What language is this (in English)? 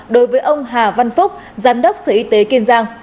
Vietnamese